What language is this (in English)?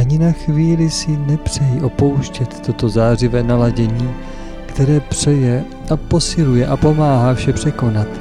Czech